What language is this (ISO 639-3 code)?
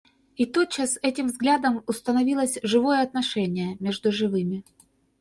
rus